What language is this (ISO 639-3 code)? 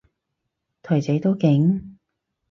yue